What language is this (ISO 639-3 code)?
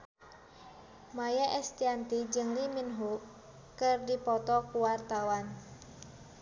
sun